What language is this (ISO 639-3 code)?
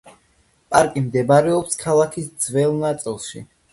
kat